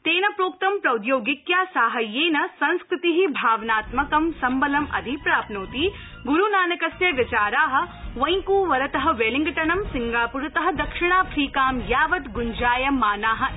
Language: Sanskrit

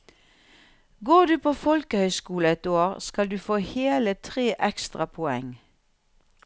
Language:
Norwegian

